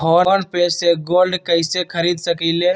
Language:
Magahi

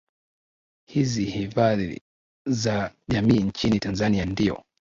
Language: Swahili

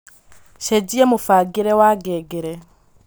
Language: Kikuyu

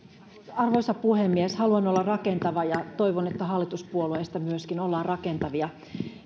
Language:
Finnish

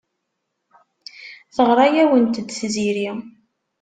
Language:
Kabyle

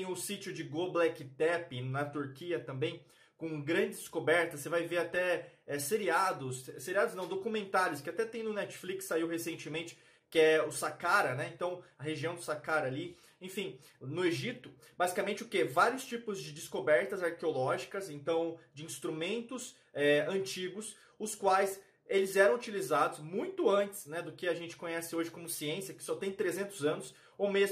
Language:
Portuguese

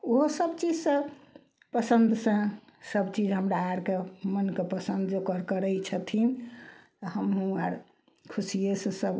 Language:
Maithili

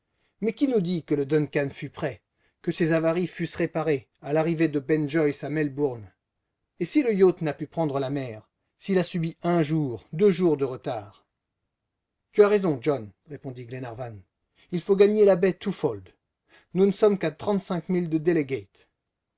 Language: French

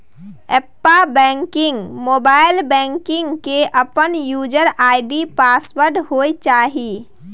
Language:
Maithili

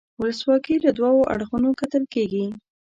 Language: Pashto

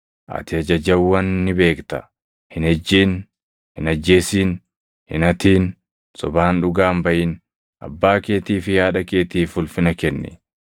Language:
Oromo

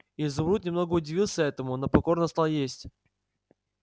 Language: Russian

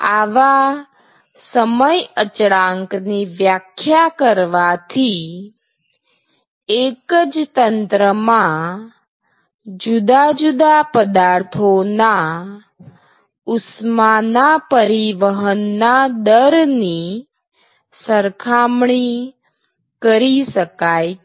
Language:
Gujarati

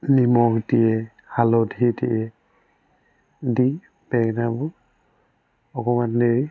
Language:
Assamese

